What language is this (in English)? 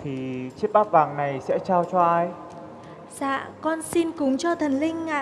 Vietnamese